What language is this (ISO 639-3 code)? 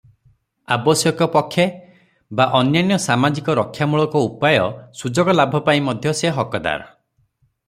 ori